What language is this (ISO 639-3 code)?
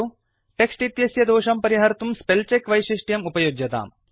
san